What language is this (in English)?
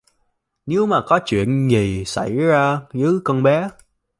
Vietnamese